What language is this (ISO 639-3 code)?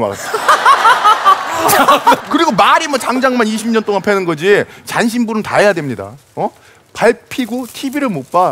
kor